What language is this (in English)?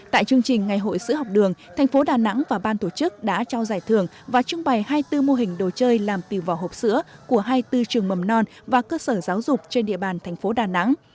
Vietnamese